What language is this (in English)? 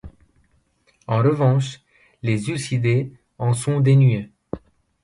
French